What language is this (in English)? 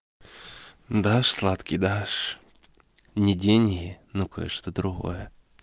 Russian